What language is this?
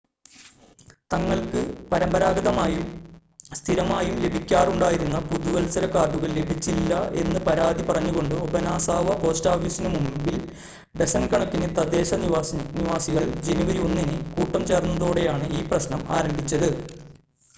Malayalam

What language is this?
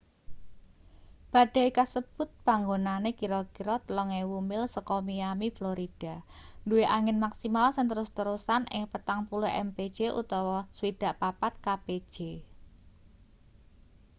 Javanese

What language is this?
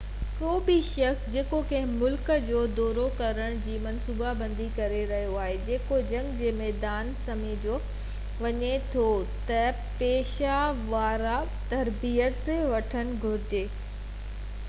Sindhi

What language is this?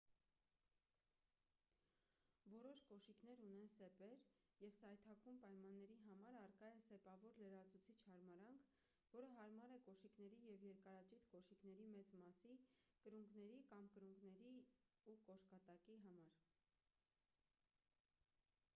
Armenian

